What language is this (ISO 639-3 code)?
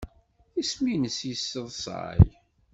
kab